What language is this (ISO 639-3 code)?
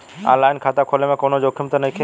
bho